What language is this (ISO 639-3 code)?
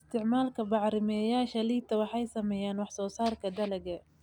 som